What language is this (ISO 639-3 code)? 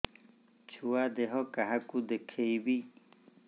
ori